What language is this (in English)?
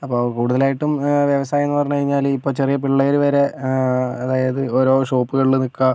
Malayalam